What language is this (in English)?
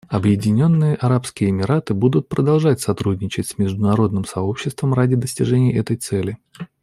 Russian